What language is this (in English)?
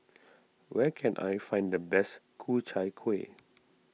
English